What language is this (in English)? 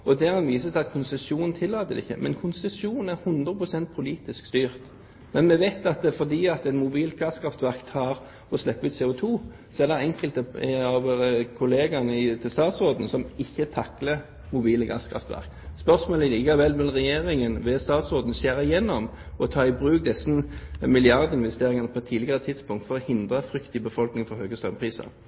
Norwegian Bokmål